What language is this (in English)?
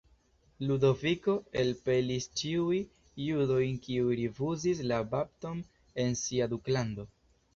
Esperanto